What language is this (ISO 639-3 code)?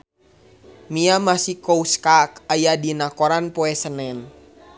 sun